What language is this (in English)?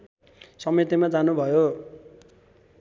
Nepali